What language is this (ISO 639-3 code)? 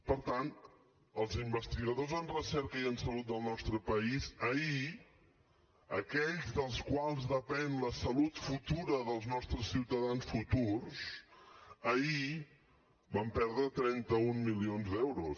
cat